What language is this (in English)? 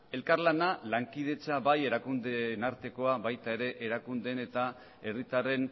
Basque